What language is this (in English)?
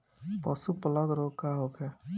Bhojpuri